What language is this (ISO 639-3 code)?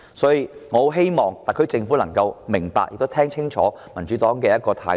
yue